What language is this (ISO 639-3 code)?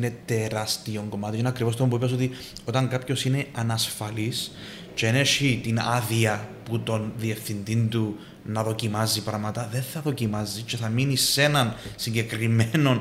ell